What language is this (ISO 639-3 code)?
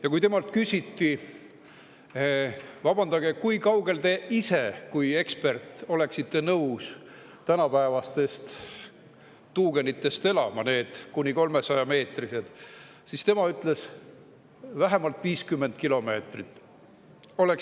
est